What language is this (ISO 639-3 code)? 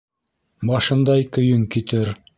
bak